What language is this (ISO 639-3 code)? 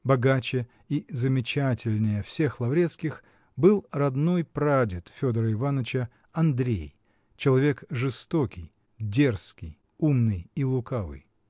rus